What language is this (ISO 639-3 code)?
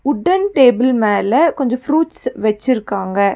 tam